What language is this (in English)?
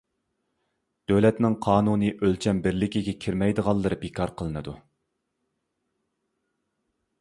Uyghur